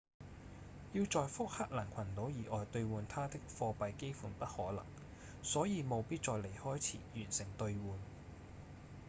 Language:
Cantonese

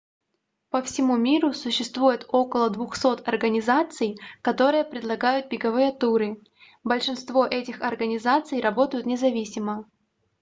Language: Russian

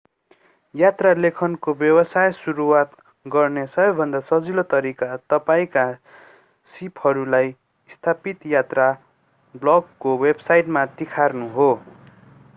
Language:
Nepali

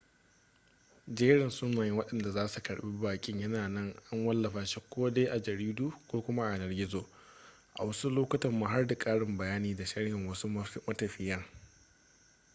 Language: Hausa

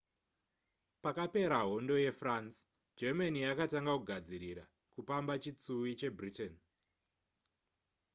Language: Shona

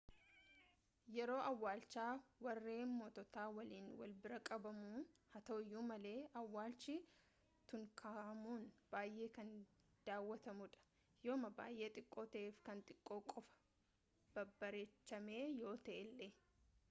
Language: Oromo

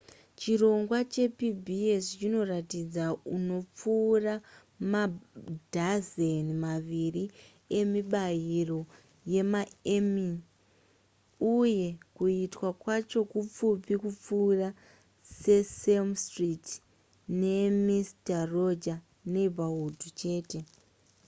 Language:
Shona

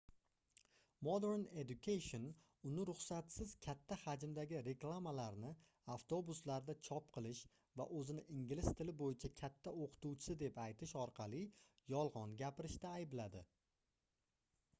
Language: Uzbek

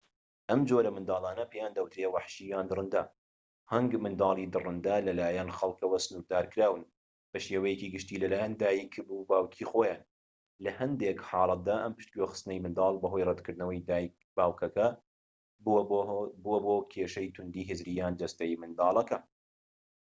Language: Central Kurdish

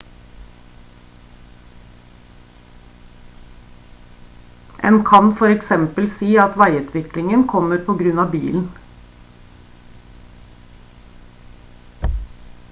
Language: Norwegian Bokmål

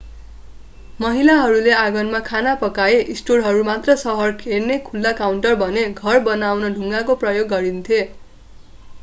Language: Nepali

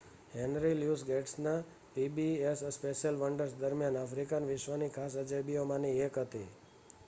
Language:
Gujarati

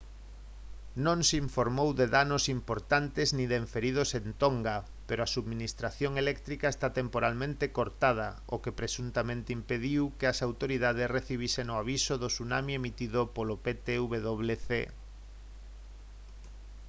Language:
Galician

